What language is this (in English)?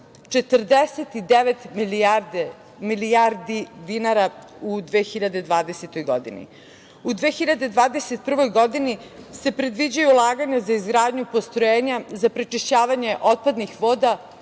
Serbian